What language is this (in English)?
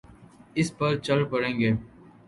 Urdu